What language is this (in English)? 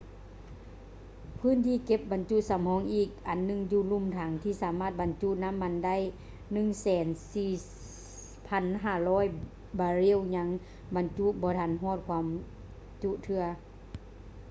Lao